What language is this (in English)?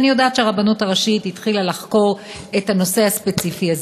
Hebrew